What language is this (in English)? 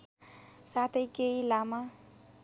Nepali